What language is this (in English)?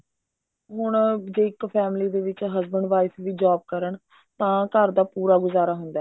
Punjabi